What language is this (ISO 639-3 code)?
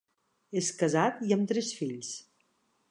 cat